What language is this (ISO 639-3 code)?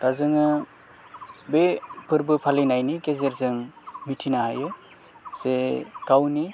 brx